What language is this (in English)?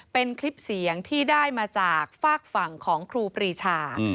Thai